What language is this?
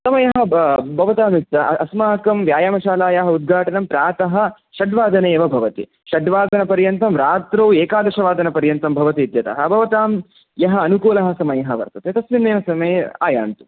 Sanskrit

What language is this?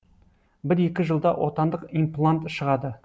Kazakh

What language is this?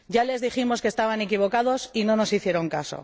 Spanish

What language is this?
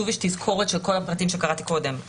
Hebrew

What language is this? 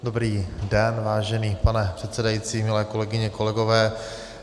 Czech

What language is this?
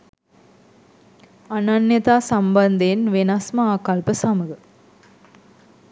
Sinhala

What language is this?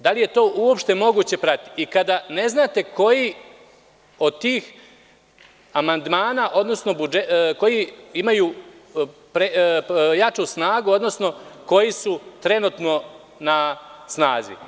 Serbian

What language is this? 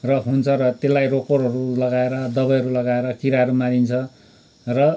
Nepali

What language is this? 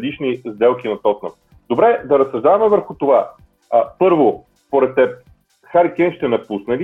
Bulgarian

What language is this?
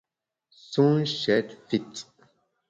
Bamun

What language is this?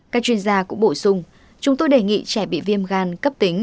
Vietnamese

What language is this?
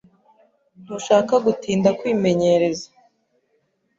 Kinyarwanda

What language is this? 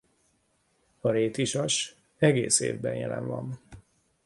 Hungarian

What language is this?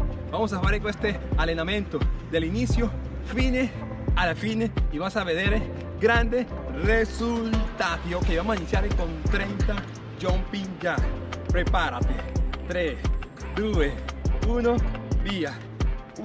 Spanish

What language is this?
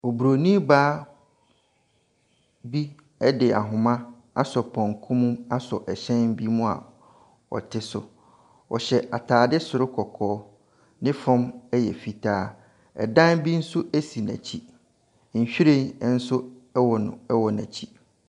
Akan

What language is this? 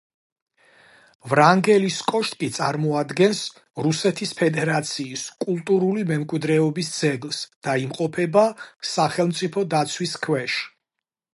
Georgian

